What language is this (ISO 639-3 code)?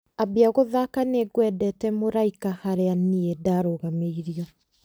kik